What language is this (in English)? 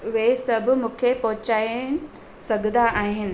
Sindhi